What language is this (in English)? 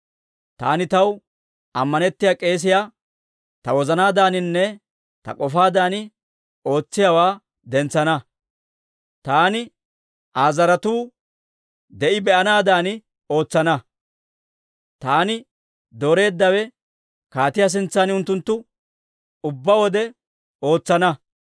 Dawro